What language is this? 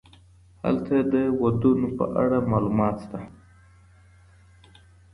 Pashto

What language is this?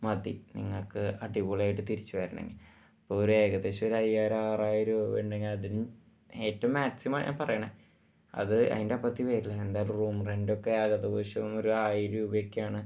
Malayalam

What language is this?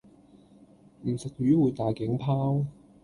Cantonese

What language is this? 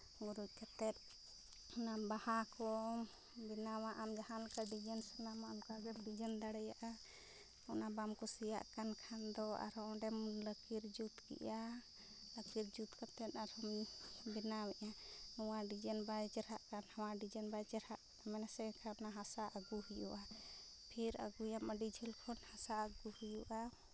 Santali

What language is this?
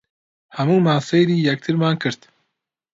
Central Kurdish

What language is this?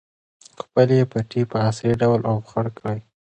Pashto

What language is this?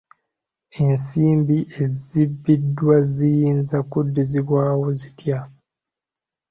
Ganda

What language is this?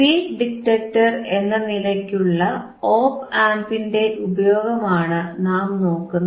Malayalam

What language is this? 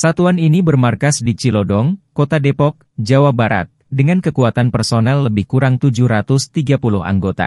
Indonesian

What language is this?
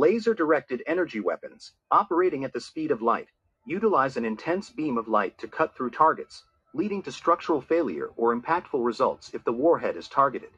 English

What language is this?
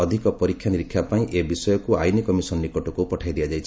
Odia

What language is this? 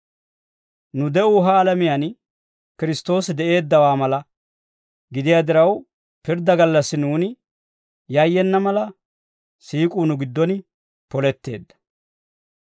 Dawro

